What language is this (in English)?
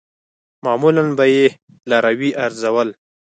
Pashto